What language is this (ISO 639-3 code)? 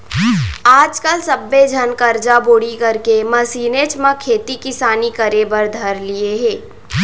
hne